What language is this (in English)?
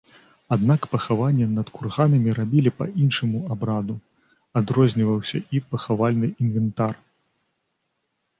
Belarusian